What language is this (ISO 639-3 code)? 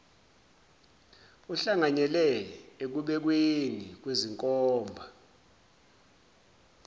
zul